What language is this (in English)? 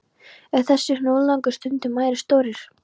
Icelandic